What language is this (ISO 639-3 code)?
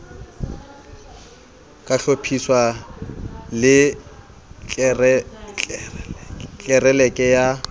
sot